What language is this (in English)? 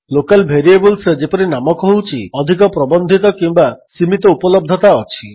Odia